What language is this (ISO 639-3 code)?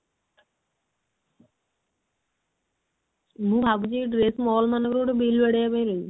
ori